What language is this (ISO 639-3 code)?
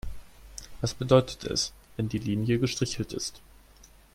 deu